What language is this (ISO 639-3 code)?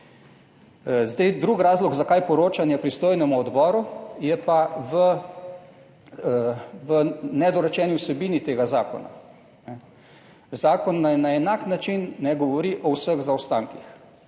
slv